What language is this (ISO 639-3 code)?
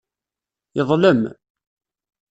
kab